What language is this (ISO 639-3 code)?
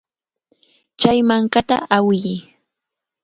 qvl